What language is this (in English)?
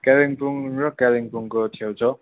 Nepali